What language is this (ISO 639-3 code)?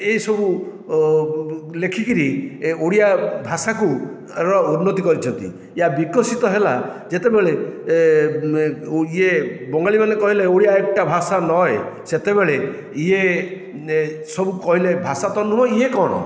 ori